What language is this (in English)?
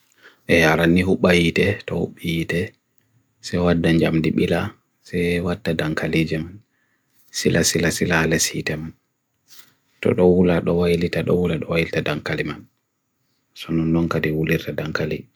Bagirmi Fulfulde